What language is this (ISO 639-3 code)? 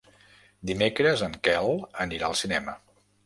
cat